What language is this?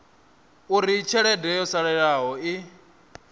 Venda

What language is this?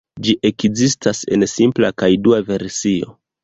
Esperanto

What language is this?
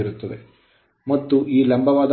Kannada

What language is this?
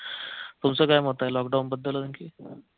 Marathi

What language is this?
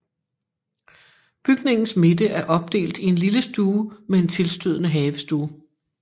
Danish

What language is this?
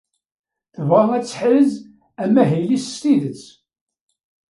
Kabyle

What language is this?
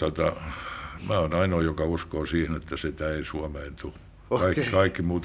Finnish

